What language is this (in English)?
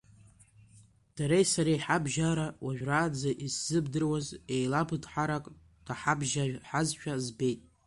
Abkhazian